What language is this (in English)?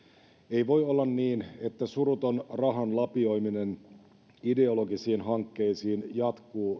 Finnish